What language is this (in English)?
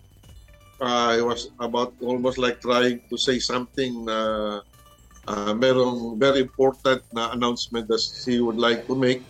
Filipino